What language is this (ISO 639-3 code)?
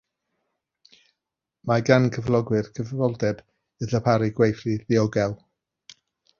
cym